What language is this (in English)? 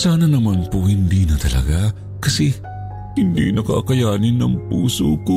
Filipino